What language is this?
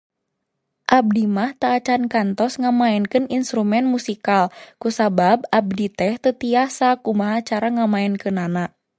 Sundanese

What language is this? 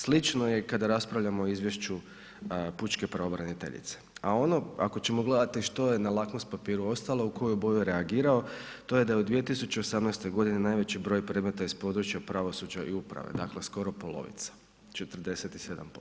Croatian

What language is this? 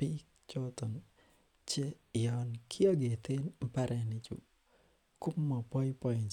Kalenjin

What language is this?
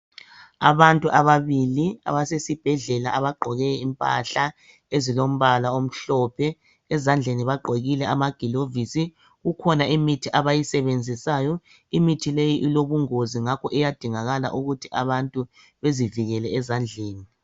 North Ndebele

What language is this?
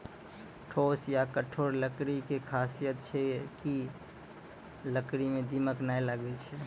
Maithili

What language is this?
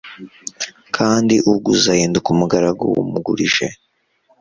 Kinyarwanda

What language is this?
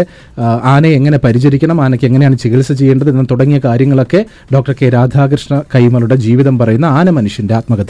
Malayalam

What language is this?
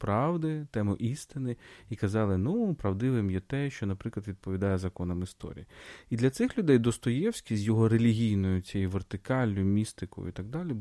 Ukrainian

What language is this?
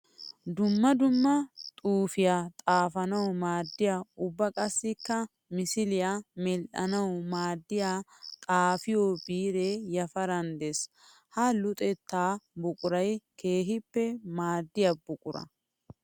Wolaytta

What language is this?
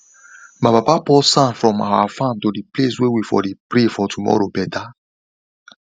Nigerian Pidgin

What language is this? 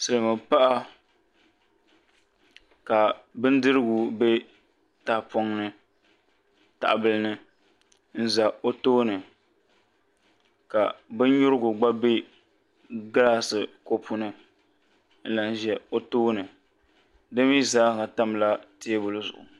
Dagbani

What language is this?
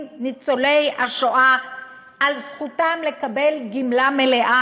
Hebrew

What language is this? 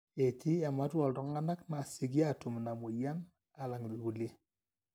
Masai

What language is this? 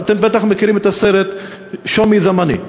Hebrew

